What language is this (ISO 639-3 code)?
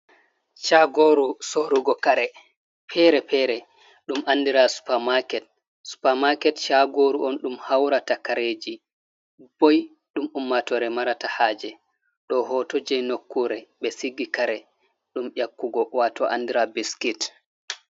ful